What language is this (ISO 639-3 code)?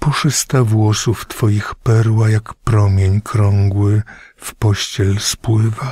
pol